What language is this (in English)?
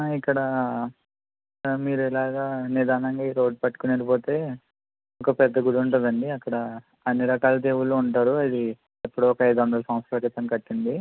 Telugu